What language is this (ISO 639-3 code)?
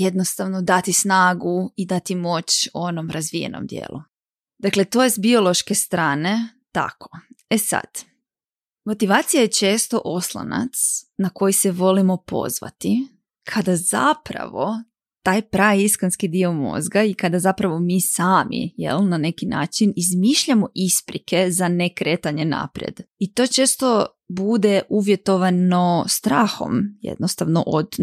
hrv